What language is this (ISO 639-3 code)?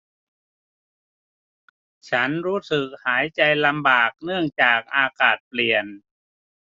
tha